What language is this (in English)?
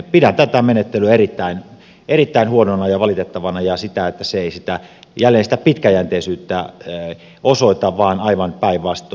Finnish